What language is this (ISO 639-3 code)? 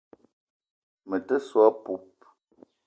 eto